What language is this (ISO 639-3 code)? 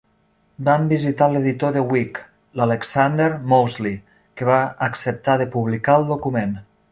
cat